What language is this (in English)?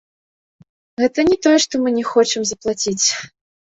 Belarusian